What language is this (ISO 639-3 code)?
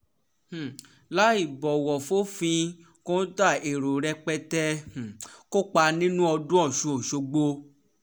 yor